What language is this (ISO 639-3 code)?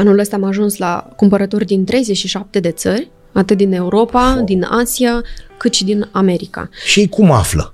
ron